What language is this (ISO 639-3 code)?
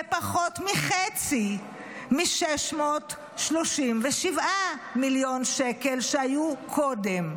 heb